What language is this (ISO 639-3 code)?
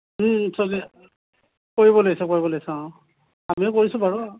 asm